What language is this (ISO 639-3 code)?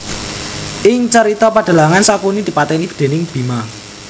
jav